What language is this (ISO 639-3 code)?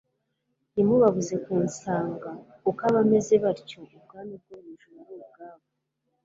kin